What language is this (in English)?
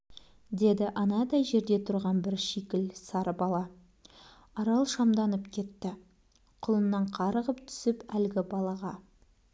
Kazakh